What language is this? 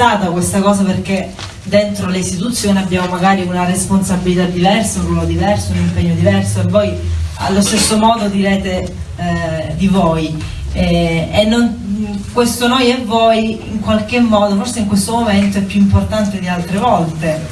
Italian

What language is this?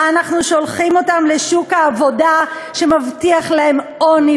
Hebrew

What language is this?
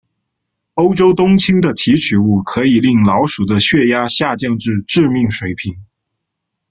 Chinese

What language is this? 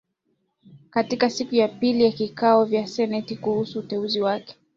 Swahili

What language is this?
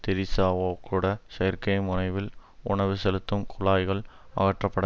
Tamil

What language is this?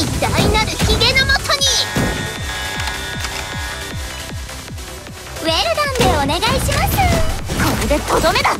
Japanese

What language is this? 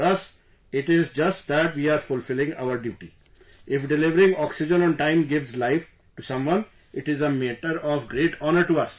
English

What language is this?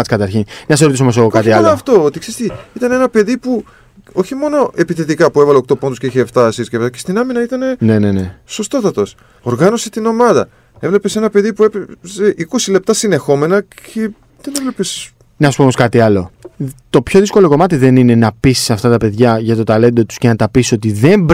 Greek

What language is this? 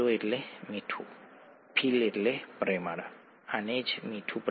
Gujarati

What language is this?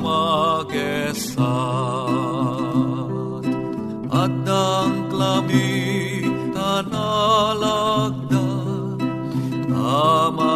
Filipino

